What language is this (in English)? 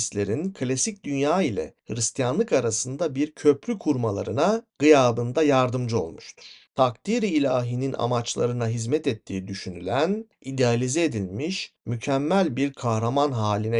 Turkish